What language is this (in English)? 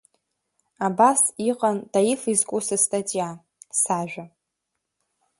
Abkhazian